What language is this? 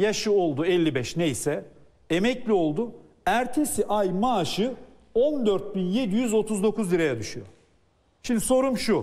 Turkish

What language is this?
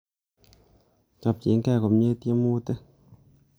Kalenjin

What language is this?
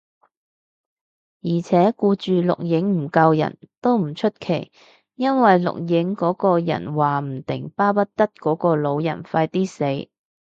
Cantonese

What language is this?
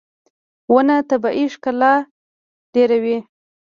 Pashto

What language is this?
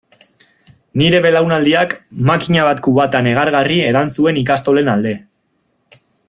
Basque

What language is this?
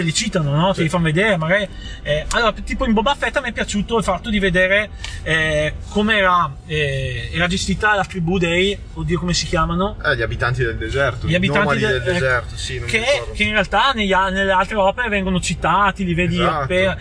Italian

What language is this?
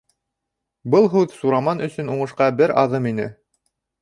Bashkir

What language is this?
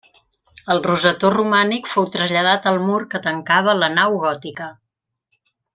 Catalan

